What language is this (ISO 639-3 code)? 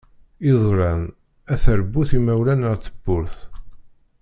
kab